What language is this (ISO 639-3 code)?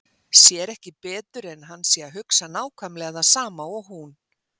isl